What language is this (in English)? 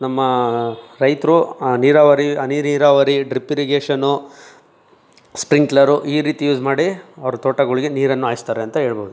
Kannada